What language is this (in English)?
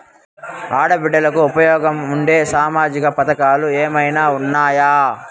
Telugu